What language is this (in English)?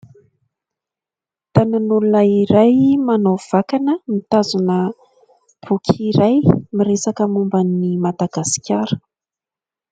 Malagasy